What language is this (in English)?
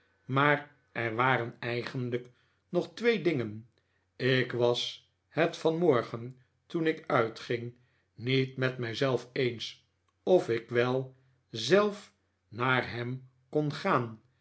Dutch